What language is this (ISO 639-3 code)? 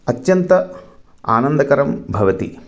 san